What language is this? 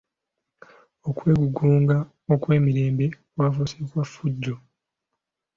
Ganda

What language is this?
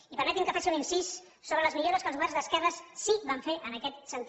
Catalan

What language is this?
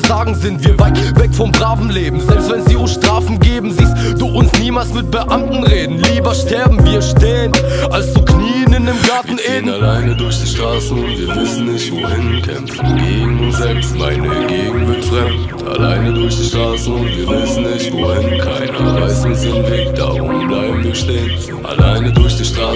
German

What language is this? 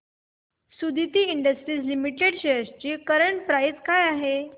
Marathi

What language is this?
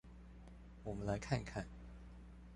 Chinese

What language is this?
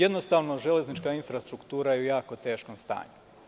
Serbian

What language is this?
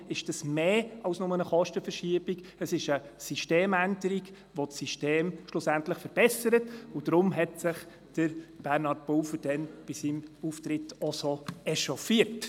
Swiss German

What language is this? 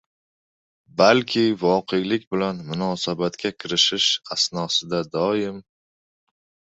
Uzbek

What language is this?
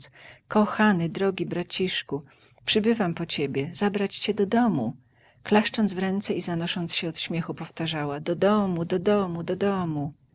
Polish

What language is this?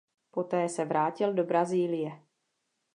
Czech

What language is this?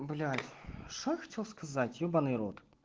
Russian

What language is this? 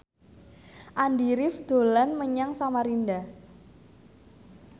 Javanese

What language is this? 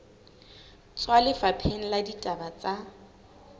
Southern Sotho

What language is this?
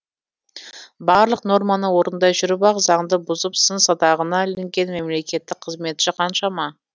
Kazakh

